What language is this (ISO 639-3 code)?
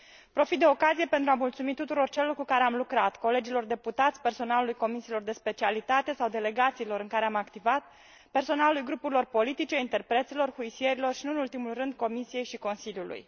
ron